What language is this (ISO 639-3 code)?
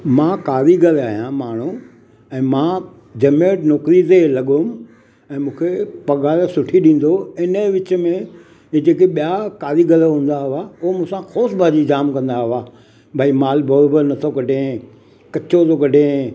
snd